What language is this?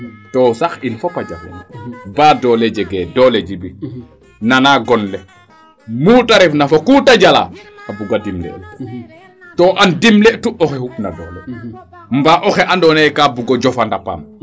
Serer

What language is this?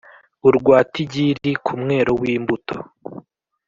Kinyarwanda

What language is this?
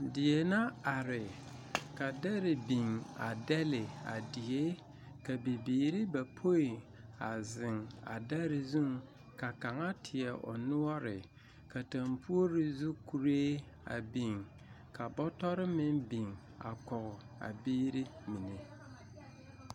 Southern Dagaare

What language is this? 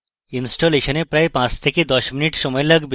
Bangla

